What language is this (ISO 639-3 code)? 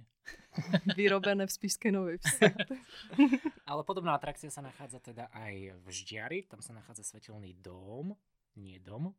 slk